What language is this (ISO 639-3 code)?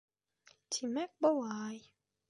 bak